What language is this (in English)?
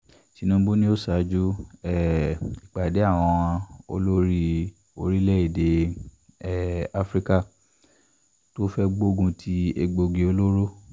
Yoruba